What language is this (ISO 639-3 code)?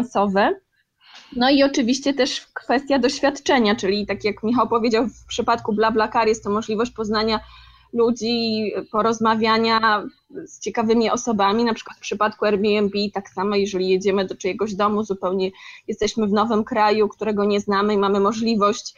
pol